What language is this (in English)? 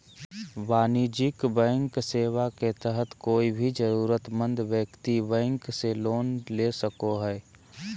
Magahi